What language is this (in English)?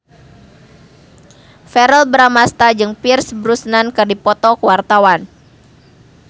Sundanese